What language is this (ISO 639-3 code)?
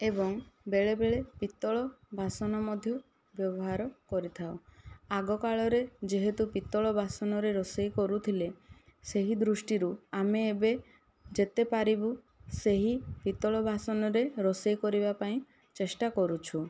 ori